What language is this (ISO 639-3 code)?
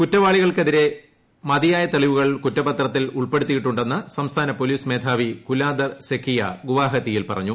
mal